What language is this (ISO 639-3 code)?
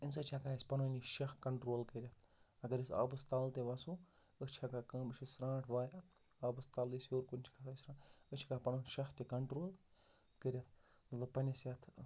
kas